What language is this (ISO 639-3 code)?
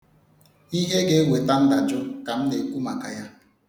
ibo